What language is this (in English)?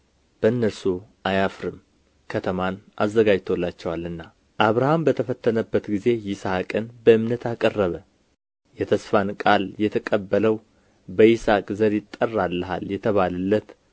Amharic